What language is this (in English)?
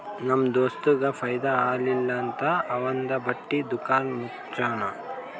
Kannada